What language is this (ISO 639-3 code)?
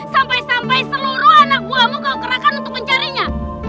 ind